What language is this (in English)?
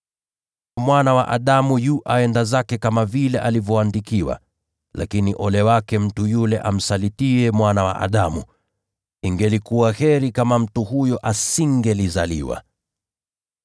Swahili